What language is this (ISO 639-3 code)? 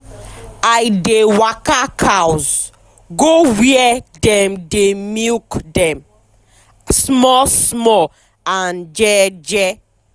pcm